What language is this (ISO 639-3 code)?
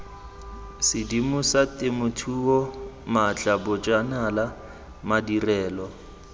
tsn